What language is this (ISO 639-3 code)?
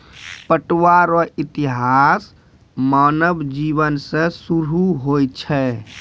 mai